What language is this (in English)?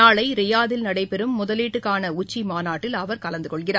Tamil